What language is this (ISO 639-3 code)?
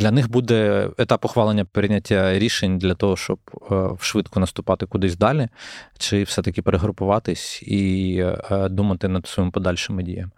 ukr